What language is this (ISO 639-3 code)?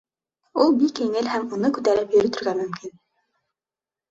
bak